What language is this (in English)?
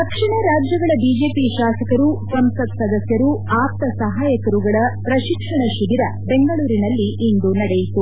Kannada